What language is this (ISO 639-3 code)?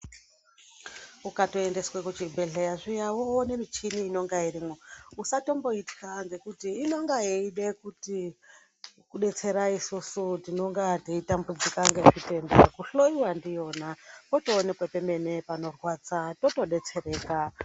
ndc